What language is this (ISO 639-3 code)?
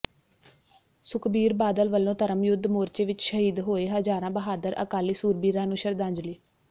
pan